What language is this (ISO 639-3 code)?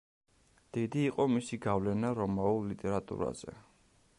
kat